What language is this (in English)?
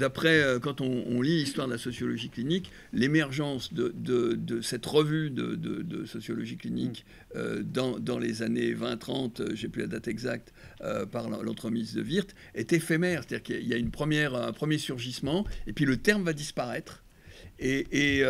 French